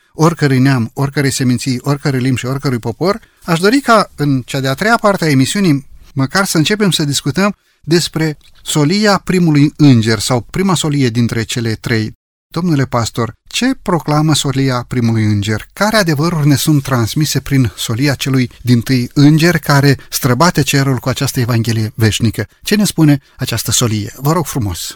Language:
Romanian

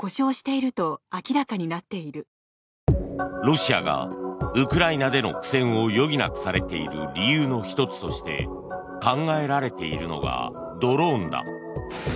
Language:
Japanese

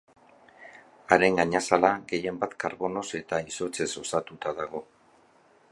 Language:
Basque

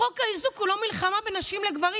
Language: Hebrew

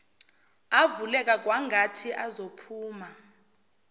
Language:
Zulu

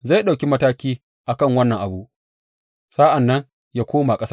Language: Hausa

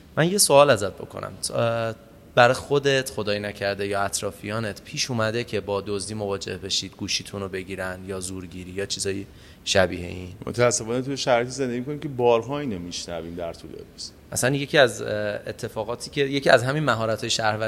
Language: Persian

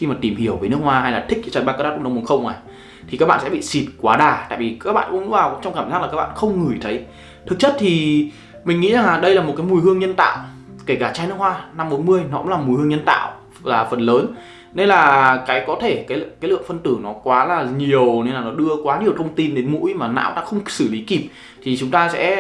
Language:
Vietnamese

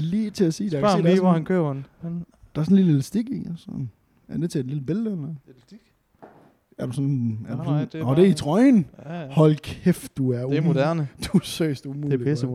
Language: Danish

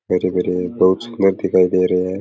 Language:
Rajasthani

